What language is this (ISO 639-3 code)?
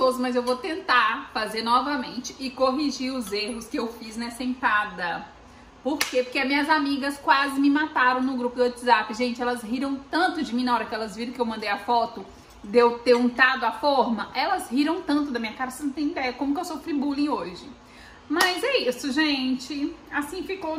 por